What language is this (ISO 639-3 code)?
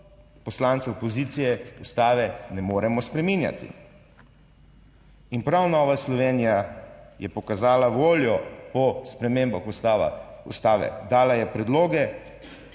slv